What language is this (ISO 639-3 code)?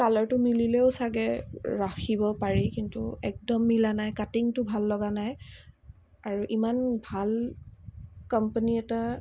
asm